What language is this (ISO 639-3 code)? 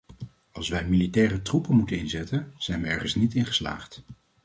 nld